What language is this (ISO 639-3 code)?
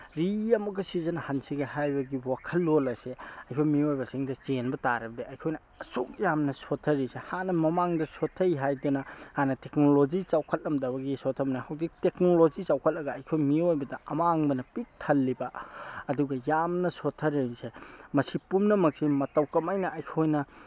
mni